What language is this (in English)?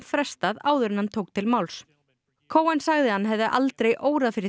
Icelandic